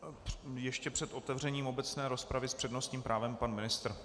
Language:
Czech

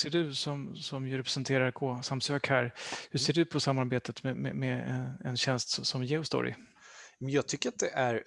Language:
Swedish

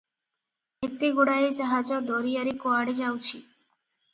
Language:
Odia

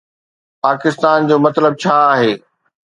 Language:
Sindhi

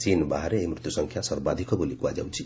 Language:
Odia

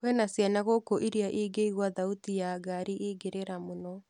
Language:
Kikuyu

